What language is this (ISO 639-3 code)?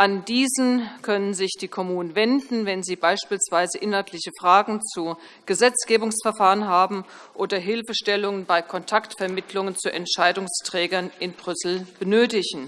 deu